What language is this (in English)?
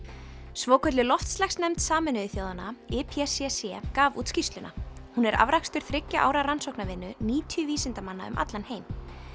Icelandic